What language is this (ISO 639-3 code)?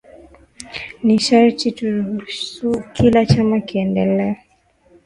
swa